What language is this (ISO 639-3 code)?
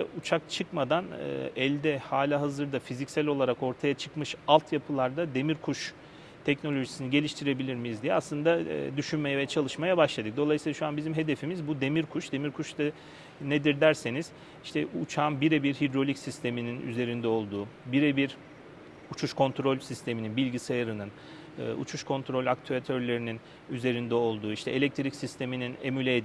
tur